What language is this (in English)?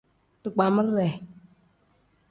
Tem